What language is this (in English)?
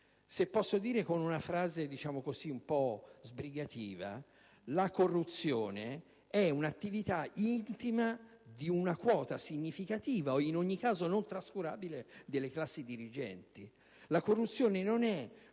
Italian